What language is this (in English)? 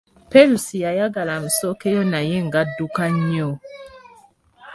Ganda